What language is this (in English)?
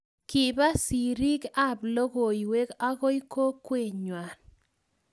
Kalenjin